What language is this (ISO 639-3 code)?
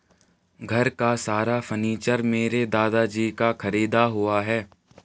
hin